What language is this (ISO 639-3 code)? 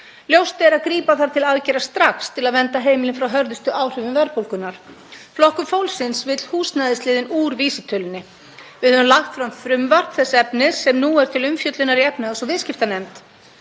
isl